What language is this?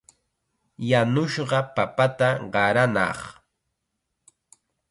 Chiquián Ancash Quechua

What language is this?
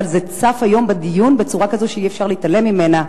Hebrew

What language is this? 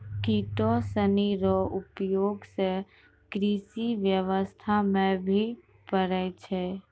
Maithili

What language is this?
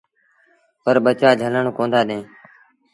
Sindhi Bhil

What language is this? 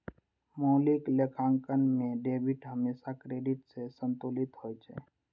Maithili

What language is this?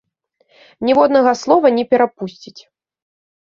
Belarusian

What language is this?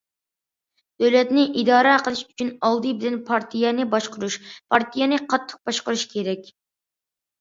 Uyghur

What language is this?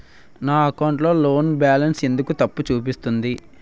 Telugu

